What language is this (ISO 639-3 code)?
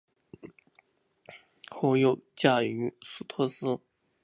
zho